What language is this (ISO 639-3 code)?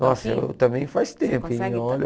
por